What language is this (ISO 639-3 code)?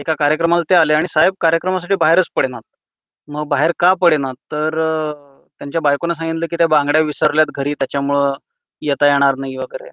mar